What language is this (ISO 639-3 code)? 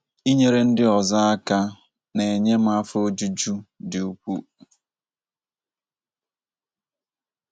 ibo